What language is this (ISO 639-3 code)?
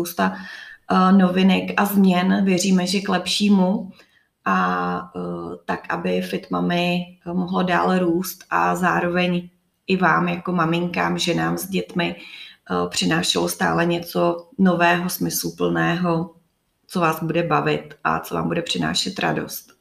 ces